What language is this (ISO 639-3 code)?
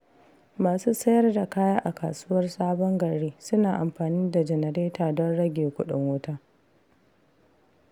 hau